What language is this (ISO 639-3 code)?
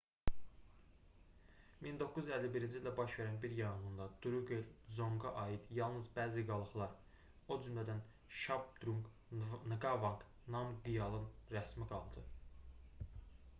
aze